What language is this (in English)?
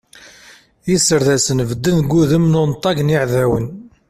Kabyle